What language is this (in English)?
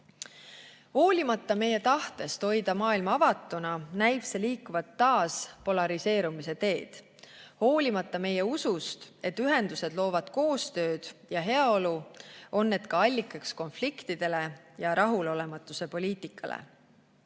Estonian